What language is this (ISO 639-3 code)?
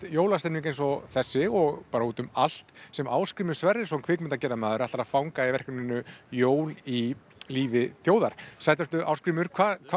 isl